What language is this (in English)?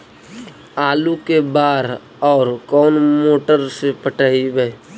Magahi